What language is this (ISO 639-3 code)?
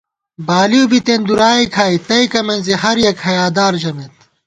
gwt